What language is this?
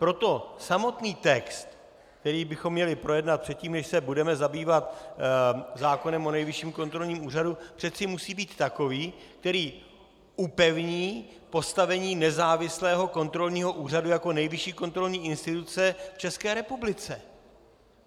Czech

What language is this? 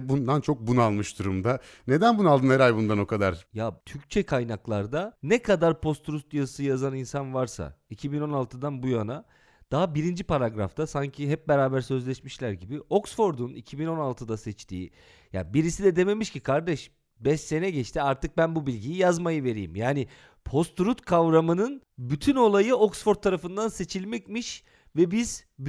Turkish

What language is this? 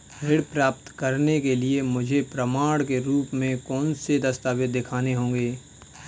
Hindi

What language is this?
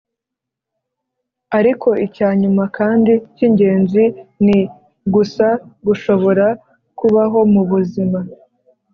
Kinyarwanda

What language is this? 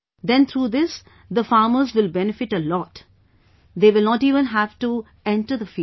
English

